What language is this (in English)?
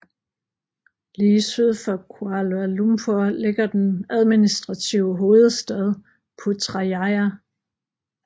Danish